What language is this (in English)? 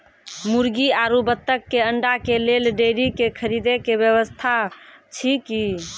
Maithili